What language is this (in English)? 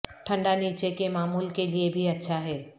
Urdu